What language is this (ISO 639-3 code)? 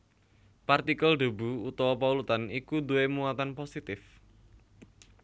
jav